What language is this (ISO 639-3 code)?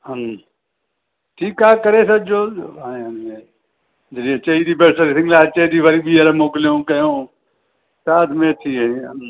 snd